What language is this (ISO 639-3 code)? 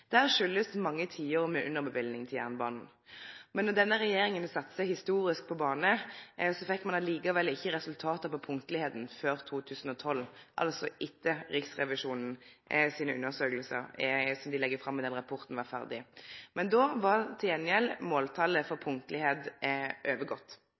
nno